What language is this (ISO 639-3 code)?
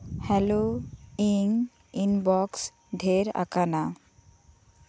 sat